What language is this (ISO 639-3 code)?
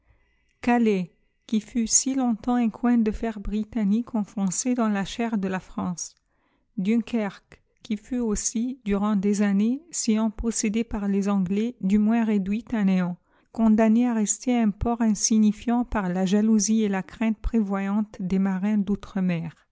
fra